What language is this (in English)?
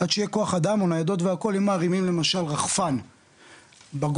Hebrew